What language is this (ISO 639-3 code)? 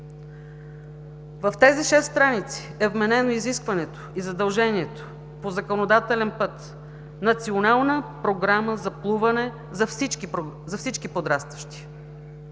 bul